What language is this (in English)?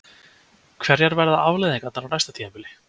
Icelandic